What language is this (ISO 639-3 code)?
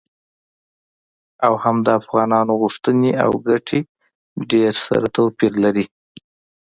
pus